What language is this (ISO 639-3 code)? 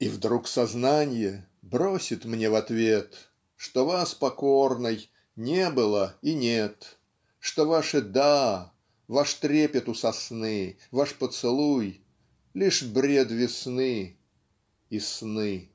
rus